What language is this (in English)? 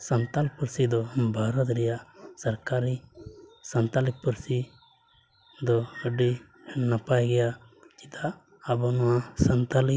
Santali